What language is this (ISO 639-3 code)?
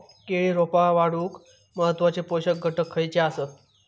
mar